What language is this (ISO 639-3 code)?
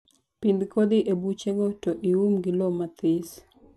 luo